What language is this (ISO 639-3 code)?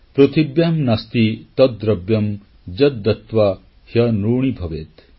ori